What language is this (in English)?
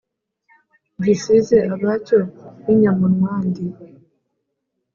Kinyarwanda